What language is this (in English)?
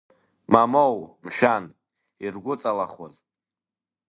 Abkhazian